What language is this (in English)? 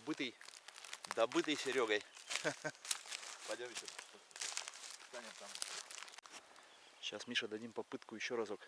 Russian